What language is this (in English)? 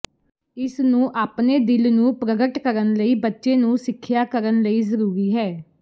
Punjabi